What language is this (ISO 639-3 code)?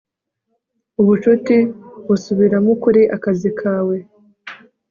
kin